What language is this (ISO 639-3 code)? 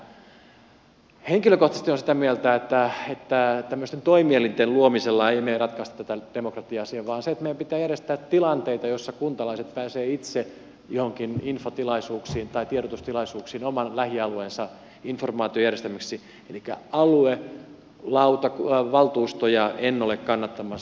fin